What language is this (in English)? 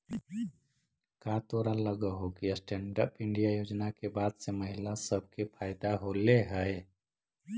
Magahi